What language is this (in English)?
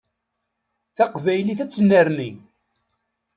Kabyle